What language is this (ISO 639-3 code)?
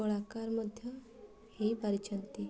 ori